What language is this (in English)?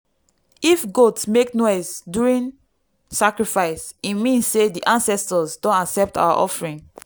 Nigerian Pidgin